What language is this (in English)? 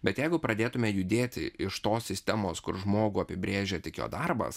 Lithuanian